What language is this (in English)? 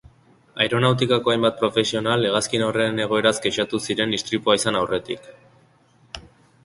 Basque